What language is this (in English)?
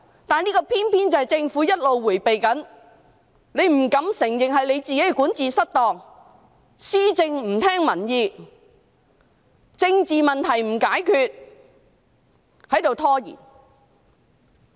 Cantonese